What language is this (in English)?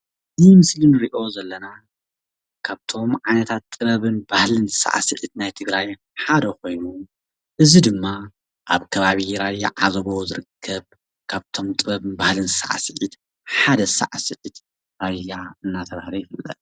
Tigrinya